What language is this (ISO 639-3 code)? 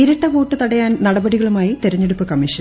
mal